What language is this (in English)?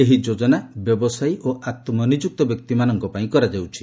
Odia